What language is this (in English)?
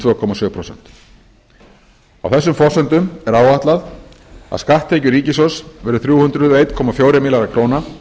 Icelandic